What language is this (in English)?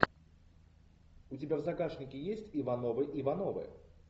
Russian